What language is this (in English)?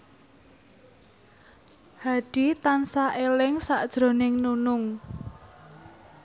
Javanese